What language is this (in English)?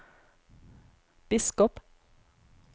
Norwegian